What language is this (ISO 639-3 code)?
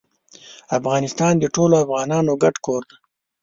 pus